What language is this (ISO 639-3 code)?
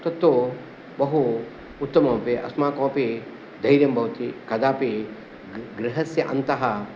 san